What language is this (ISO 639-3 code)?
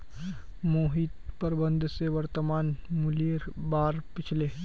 mag